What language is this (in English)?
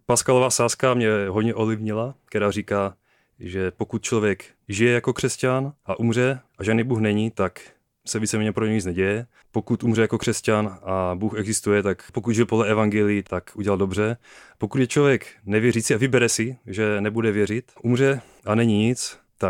Czech